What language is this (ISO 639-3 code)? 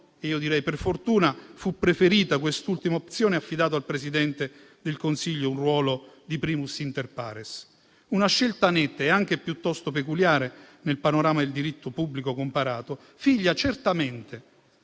ita